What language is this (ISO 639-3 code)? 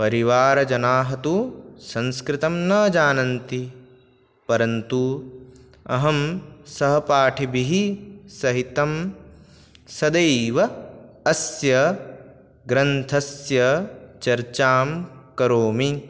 san